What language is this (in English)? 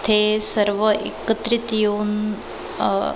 Marathi